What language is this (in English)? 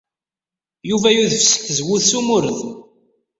Kabyle